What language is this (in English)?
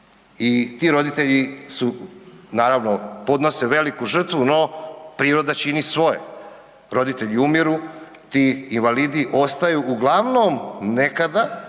Croatian